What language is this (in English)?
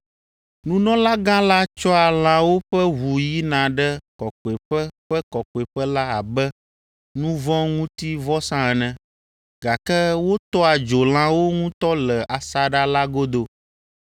Ewe